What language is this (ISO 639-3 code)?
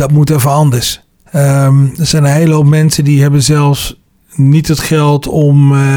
nld